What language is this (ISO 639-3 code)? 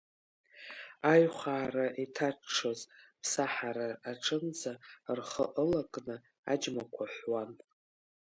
abk